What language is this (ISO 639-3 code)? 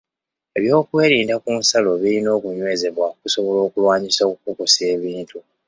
lug